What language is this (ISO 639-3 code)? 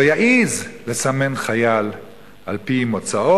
heb